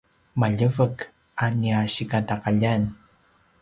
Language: Paiwan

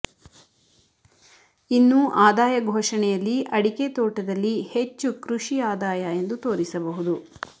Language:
Kannada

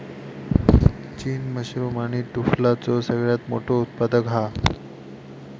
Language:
Marathi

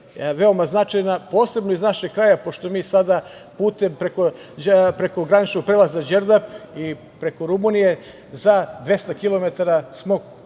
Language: Serbian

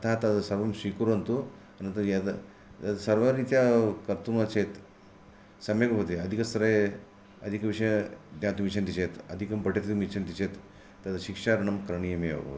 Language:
Sanskrit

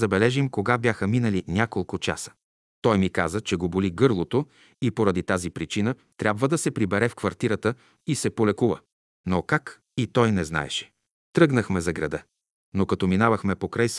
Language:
Bulgarian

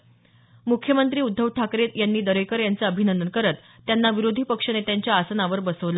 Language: Marathi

